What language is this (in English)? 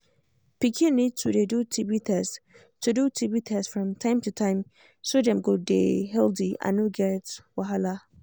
Nigerian Pidgin